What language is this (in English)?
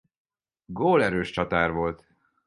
Hungarian